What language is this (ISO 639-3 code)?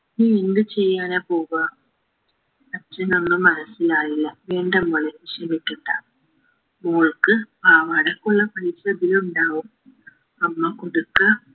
mal